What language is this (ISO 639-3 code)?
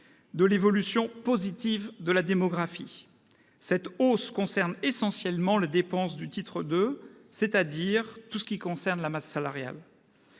fra